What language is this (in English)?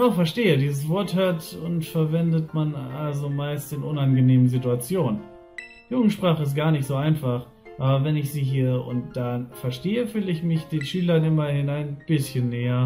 German